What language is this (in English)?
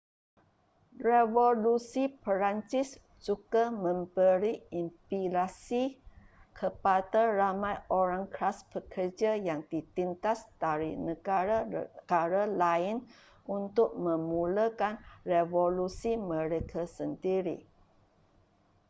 Malay